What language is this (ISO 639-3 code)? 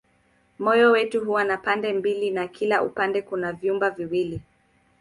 swa